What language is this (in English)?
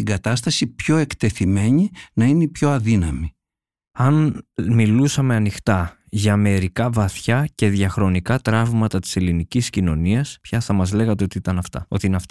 Greek